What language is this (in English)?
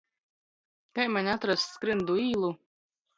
Latgalian